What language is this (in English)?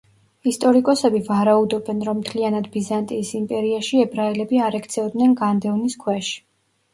Georgian